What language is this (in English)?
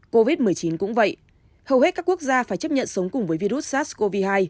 Vietnamese